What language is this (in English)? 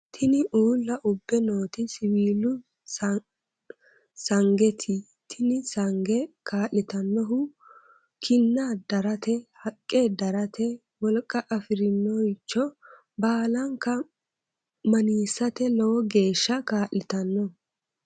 Sidamo